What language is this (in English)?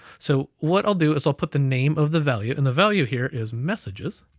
English